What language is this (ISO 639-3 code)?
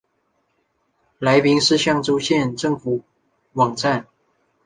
zho